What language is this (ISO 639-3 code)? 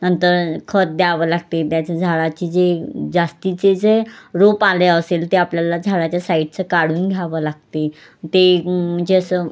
mar